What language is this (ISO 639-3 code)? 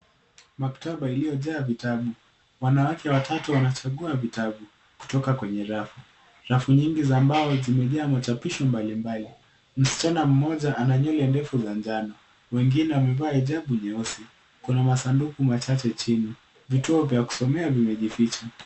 swa